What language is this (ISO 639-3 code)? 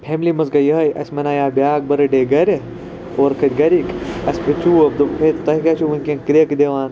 kas